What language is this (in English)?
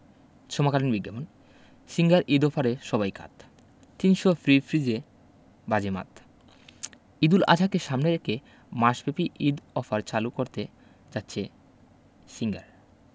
Bangla